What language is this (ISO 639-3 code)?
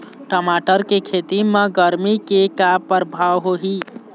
hne